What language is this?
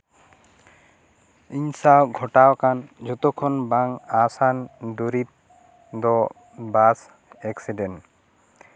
Santali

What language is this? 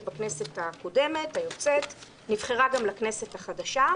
Hebrew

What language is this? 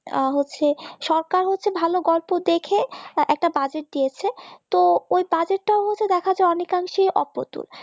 Bangla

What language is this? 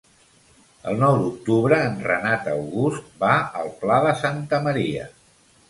Catalan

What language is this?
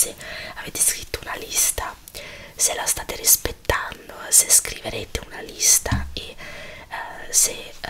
Italian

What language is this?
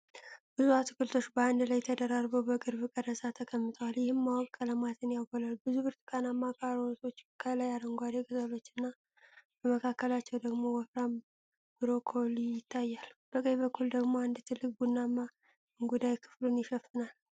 Amharic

